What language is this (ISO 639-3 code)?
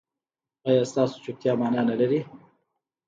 pus